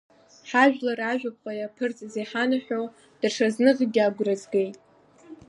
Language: Abkhazian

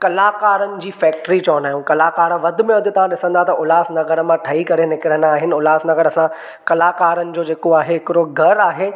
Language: Sindhi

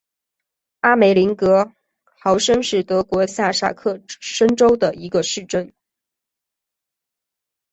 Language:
Chinese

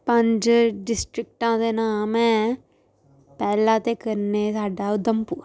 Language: Dogri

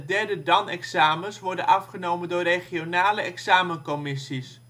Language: Dutch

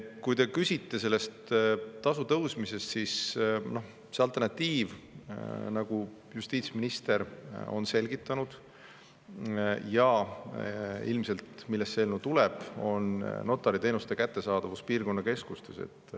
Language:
Estonian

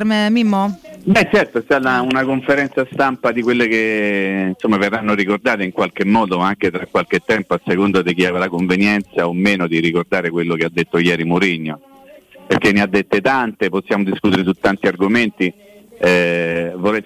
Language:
Italian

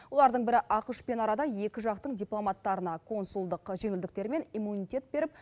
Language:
Kazakh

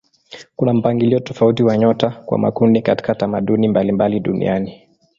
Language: Swahili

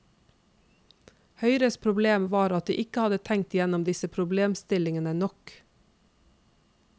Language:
Norwegian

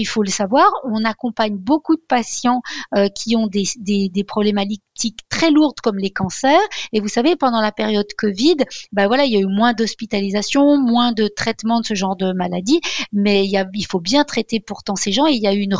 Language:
French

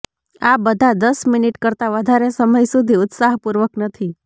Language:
Gujarati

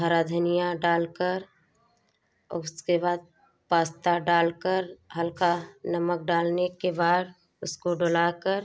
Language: Hindi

